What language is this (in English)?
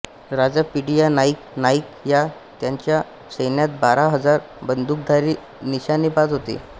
Marathi